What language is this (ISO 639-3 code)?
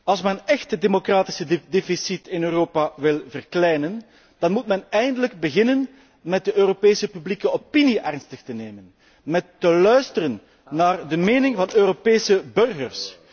nld